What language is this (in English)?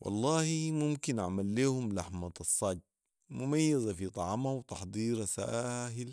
Sudanese Arabic